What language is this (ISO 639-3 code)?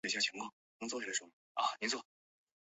zho